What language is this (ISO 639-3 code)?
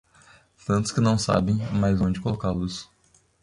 por